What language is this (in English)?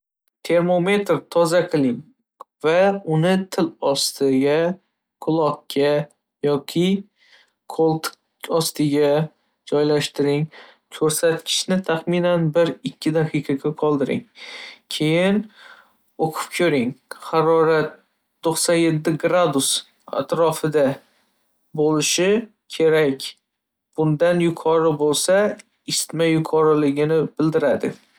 Uzbek